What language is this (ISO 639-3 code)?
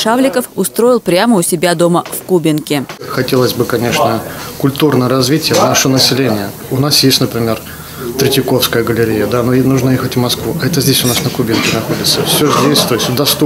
rus